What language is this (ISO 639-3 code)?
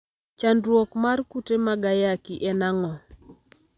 luo